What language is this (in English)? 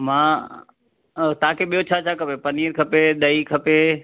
Sindhi